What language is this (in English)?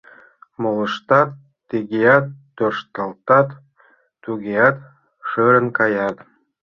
Mari